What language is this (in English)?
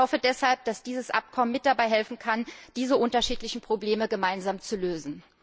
German